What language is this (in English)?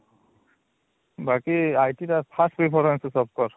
Odia